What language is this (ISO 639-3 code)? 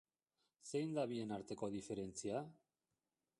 eus